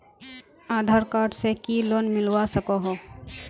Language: Magahi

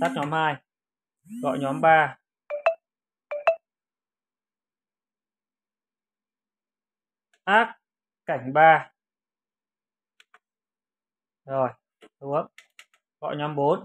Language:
Vietnamese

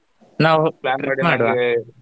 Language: Kannada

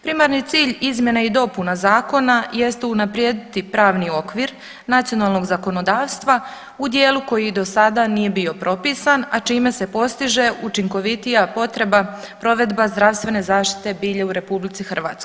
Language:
Croatian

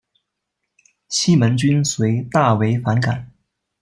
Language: Chinese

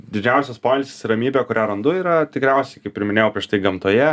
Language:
Lithuanian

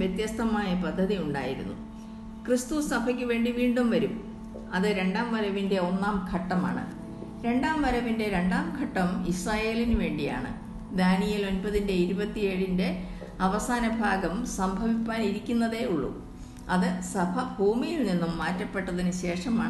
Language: Malayalam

